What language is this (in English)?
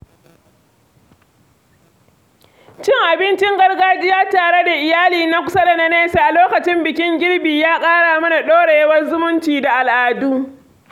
Hausa